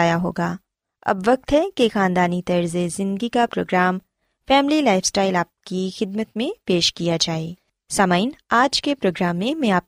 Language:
Urdu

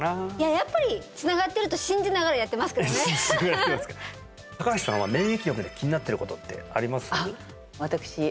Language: Japanese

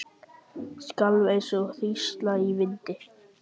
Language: Icelandic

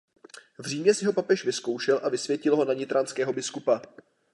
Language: Czech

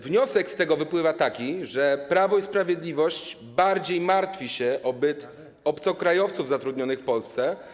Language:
Polish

